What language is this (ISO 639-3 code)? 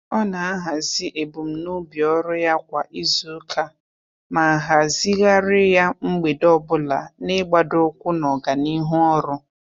ibo